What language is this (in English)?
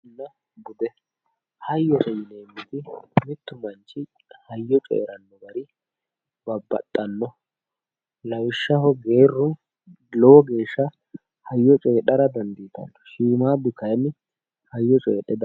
Sidamo